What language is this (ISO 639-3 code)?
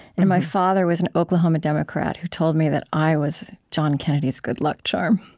eng